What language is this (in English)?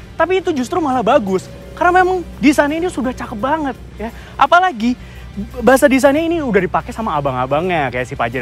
Indonesian